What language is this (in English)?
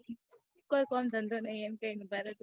Gujarati